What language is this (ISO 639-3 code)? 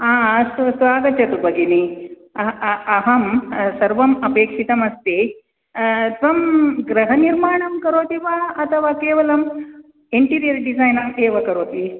san